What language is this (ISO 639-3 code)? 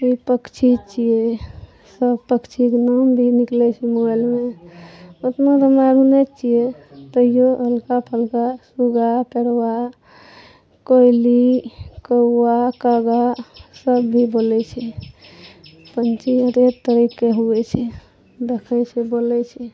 mai